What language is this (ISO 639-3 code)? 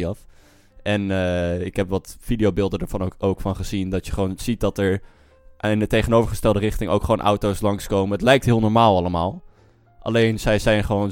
nld